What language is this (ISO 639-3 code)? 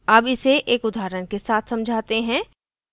hin